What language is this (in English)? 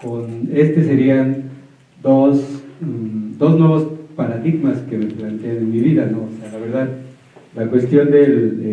Spanish